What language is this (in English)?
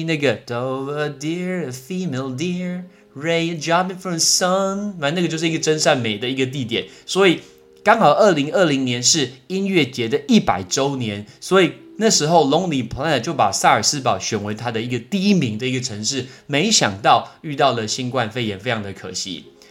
Chinese